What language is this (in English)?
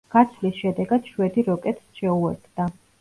Georgian